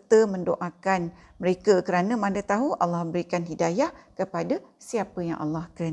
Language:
Malay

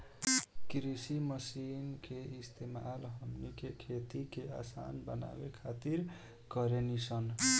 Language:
Bhojpuri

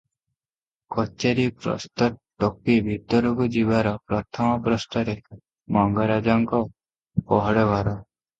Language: Odia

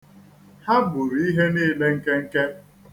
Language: Igbo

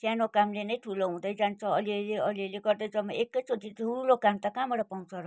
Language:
Nepali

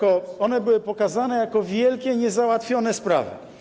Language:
Polish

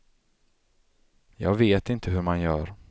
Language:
Swedish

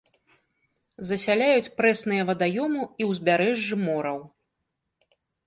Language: Belarusian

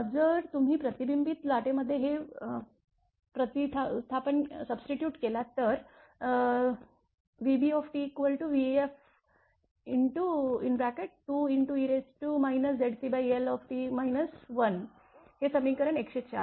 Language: Marathi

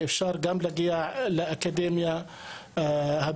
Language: Hebrew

